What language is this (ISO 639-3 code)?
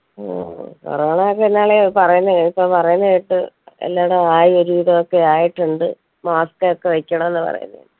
mal